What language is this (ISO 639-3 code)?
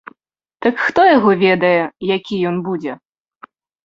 bel